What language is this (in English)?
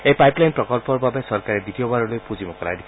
Assamese